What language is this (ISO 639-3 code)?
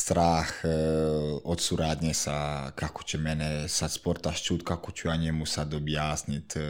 hrv